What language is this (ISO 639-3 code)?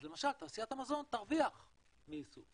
heb